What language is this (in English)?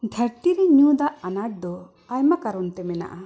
Santali